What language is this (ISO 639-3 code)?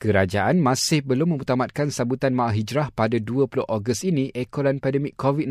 msa